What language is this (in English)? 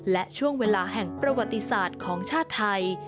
Thai